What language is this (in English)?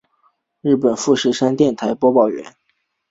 Chinese